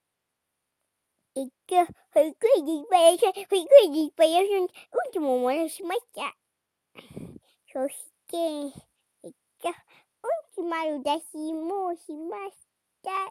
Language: Japanese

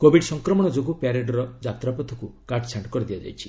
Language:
Odia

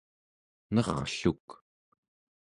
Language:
Central Yupik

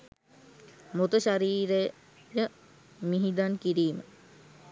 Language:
Sinhala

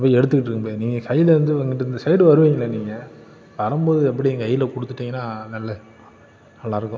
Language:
Tamil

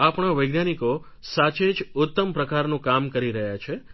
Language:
Gujarati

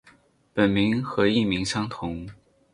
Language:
Chinese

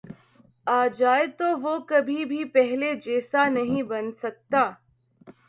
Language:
Urdu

